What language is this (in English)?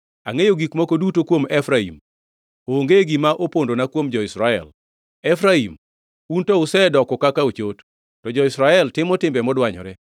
Luo (Kenya and Tanzania)